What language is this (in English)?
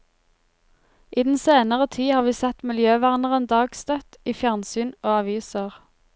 Norwegian